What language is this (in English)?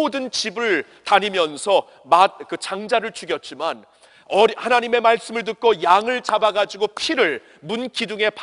Korean